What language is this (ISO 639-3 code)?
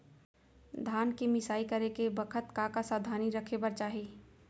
hne